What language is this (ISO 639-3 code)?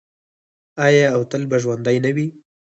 pus